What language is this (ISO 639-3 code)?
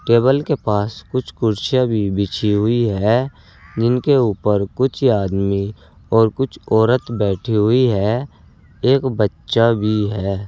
hin